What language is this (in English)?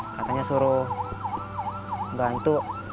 Indonesian